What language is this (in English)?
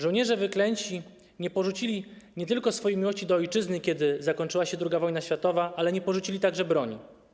Polish